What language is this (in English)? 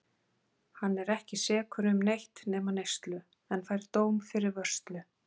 Icelandic